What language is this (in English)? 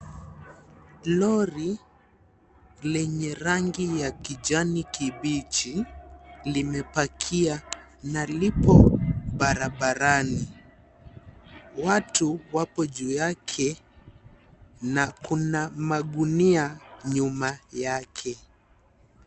Swahili